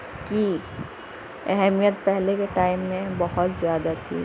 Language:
Urdu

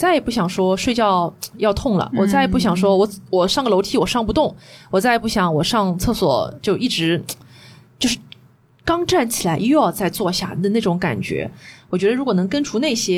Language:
Chinese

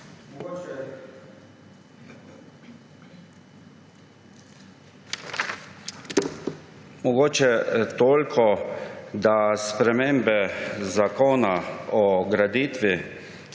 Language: Slovenian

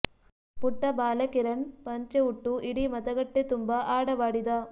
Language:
Kannada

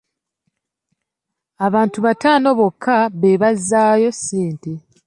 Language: Ganda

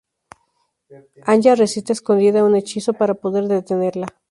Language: Spanish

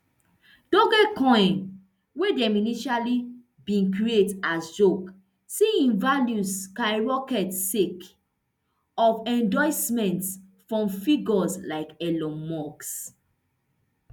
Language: Nigerian Pidgin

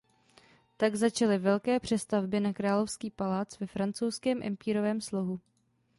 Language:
Czech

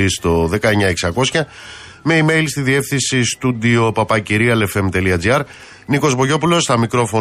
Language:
Greek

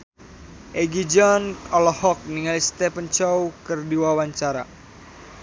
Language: Sundanese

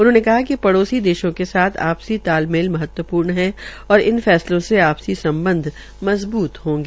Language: Hindi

